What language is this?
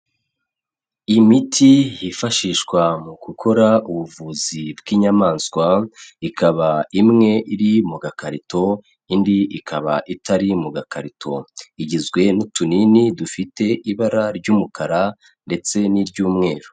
Kinyarwanda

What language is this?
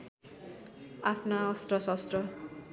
Nepali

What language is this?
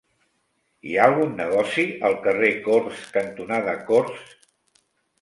Catalan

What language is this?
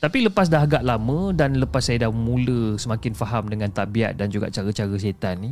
Malay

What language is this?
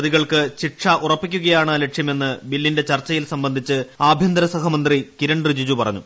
Malayalam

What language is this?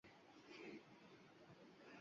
Uzbek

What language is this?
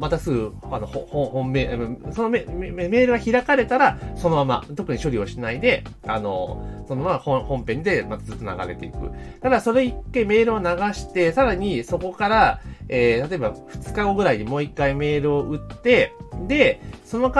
Japanese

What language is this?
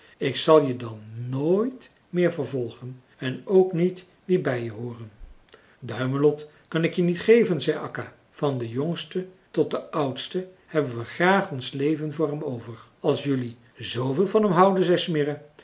Dutch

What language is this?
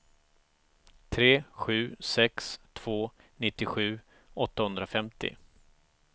Swedish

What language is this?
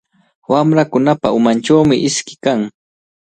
Cajatambo North Lima Quechua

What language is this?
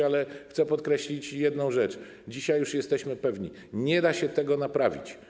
Polish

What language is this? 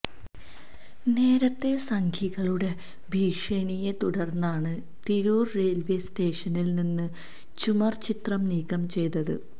Malayalam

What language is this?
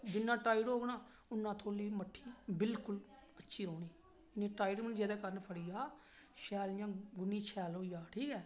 Dogri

